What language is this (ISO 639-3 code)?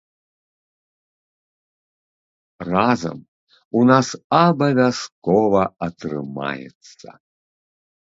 bel